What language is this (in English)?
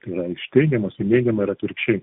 Lithuanian